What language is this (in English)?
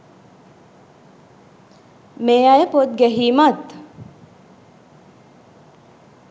Sinhala